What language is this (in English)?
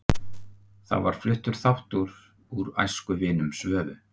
Icelandic